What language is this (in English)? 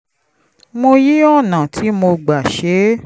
Yoruba